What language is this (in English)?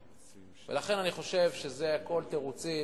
Hebrew